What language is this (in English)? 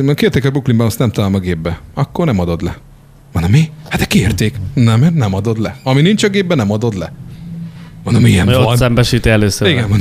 Hungarian